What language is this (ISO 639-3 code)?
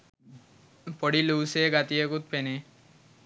sin